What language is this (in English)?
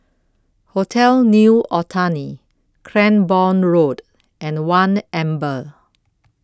English